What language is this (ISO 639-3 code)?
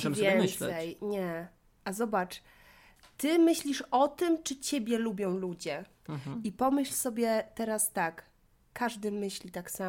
pol